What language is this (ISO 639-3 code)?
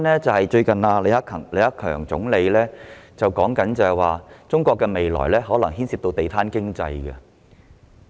yue